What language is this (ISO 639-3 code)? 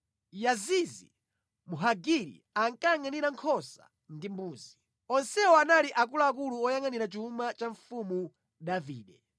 nya